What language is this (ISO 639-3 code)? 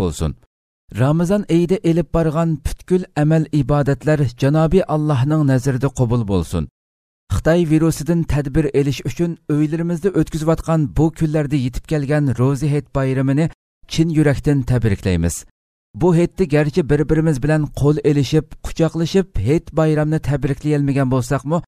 tur